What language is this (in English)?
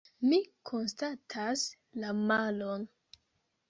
Esperanto